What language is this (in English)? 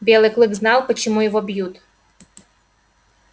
Russian